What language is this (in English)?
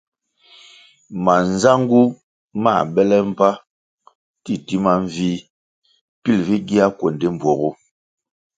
Kwasio